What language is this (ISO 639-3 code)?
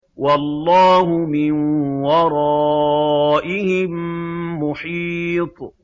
ara